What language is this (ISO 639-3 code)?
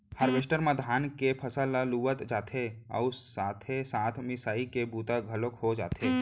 hne